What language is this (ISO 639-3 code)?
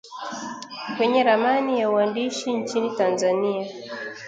swa